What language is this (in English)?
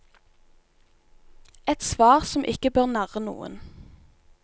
Norwegian